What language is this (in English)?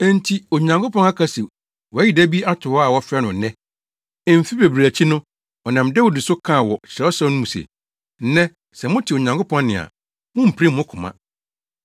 Akan